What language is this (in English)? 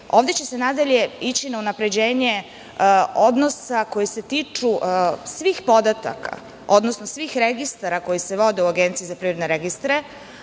Serbian